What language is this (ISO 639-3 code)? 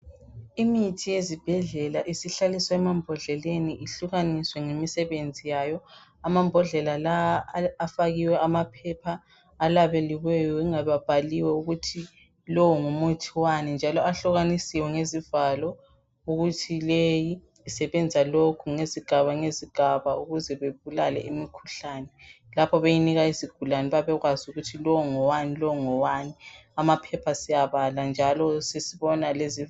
nde